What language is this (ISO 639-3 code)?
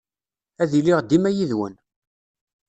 kab